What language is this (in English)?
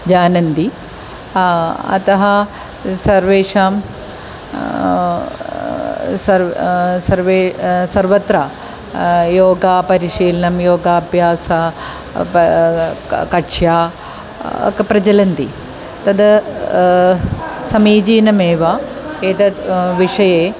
Sanskrit